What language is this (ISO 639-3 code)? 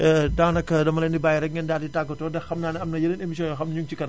wol